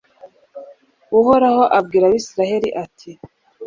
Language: Kinyarwanda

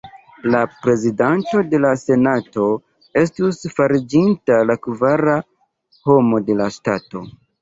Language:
Esperanto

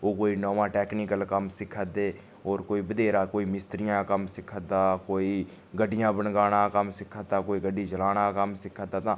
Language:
Dogri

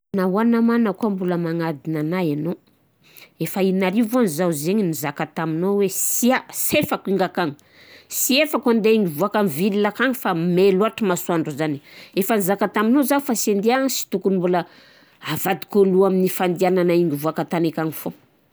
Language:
Southern Betsimisaraka Malagasy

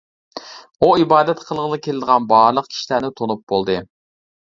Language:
Uyghur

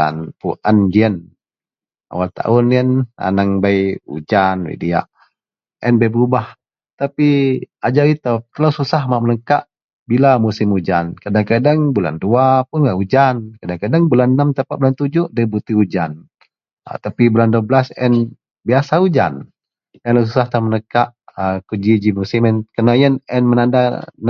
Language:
Central Melanau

